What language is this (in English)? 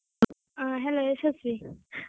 Kannada